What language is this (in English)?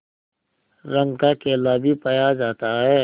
Hindi